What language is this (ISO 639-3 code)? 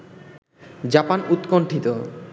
ben